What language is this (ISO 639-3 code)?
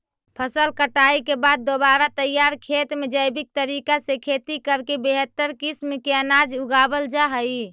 mag